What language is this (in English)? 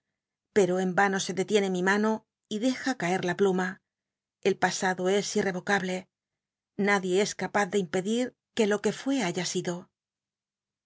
Spanish